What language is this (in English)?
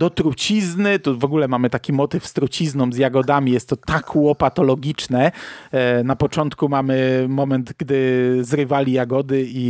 Polish